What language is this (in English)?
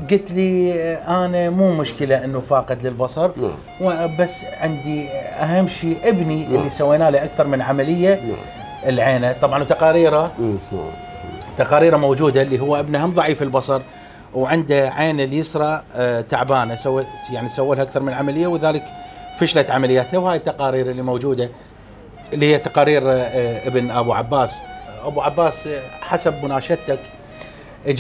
Arabic